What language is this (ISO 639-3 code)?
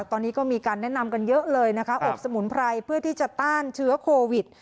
tha